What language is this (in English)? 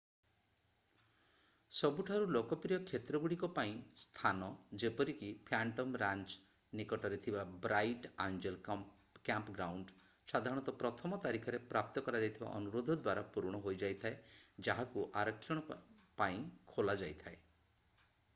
Odia